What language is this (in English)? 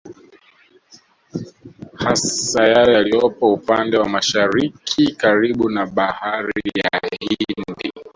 Swahili